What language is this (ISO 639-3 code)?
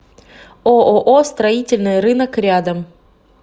rus